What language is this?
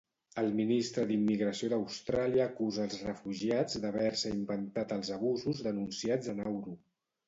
Catalan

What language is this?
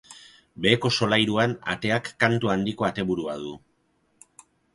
Basque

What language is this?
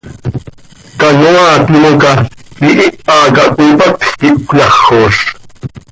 Seri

